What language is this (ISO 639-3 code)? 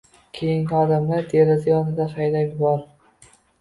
uzb